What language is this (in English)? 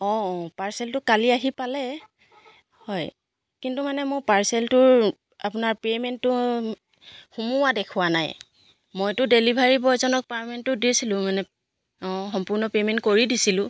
Assamese